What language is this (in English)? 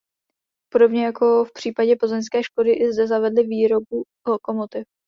Czech